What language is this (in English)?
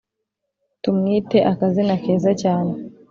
Kinyarwanda